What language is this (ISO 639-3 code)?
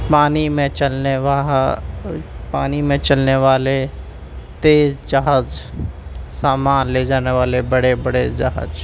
urd